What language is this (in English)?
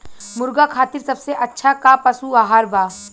Bhojpuri